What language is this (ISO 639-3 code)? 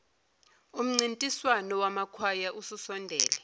zul